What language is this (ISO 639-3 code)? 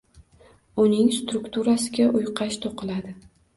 uzb